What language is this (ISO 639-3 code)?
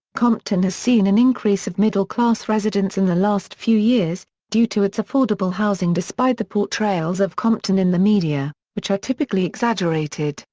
eng